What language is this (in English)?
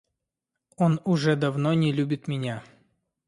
Russian